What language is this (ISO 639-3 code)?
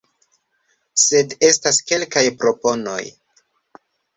epo